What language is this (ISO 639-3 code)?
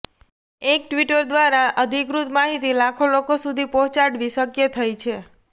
guj